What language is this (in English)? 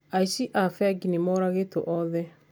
Kikuyu